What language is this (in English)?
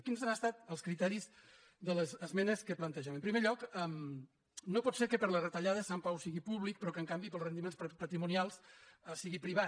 Catalan